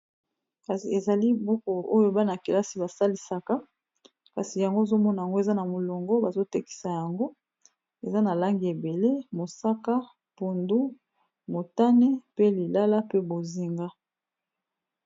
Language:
Lingala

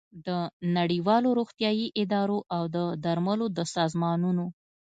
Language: Pashto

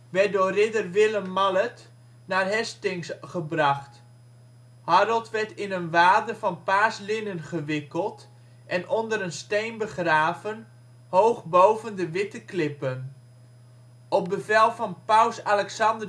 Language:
Dutch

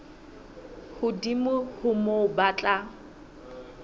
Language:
Southern Sotho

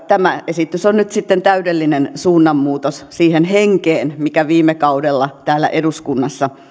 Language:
Finnish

